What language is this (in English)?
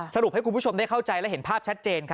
Thai